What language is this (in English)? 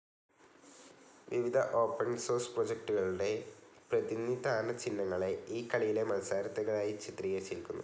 Malayalam